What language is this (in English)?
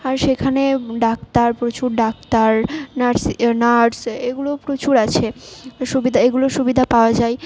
Bangla